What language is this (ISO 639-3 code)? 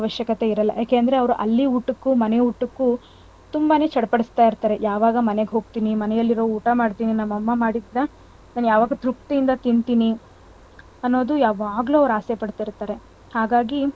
kan